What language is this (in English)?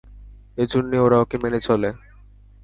Bangla